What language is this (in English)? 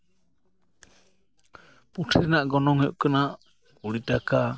Santali